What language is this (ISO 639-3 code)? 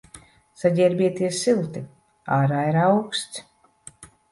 lav